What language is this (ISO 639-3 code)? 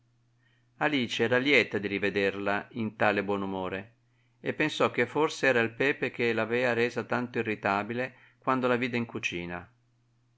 ita